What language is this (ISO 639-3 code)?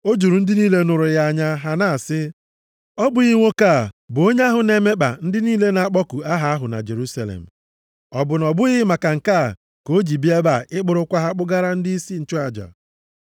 ibo